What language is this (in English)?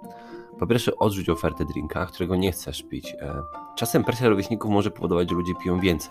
Polish